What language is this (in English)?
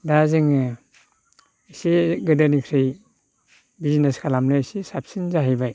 Bodo